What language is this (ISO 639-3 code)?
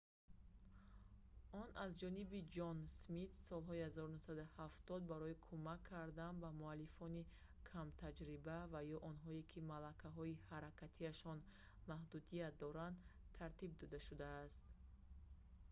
tgk